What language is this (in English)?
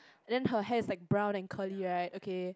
English